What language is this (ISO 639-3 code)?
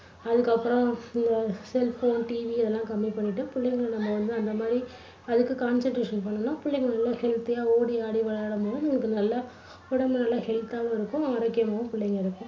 tam